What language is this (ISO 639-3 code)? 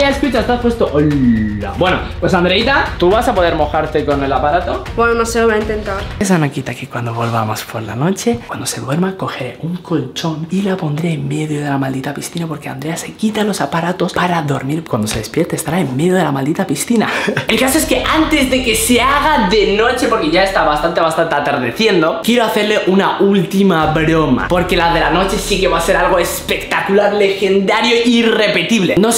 spa